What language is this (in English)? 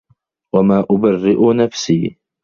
Arabic